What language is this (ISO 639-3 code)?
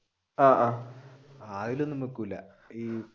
mal